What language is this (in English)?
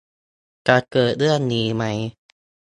Thai